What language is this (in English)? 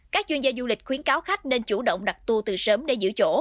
Vietnamese